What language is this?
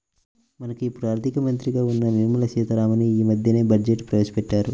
Telugu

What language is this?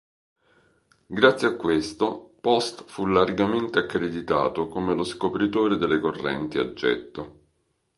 Italian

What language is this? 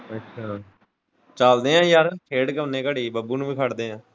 Punjabi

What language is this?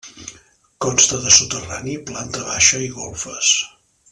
Catalan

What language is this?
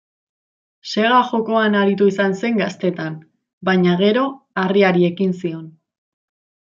Basque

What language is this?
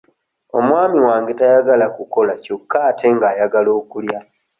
Ganda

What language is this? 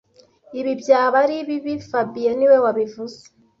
Kinyarwanda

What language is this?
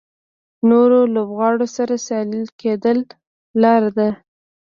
Pashto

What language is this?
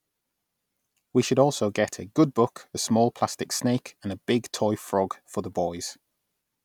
English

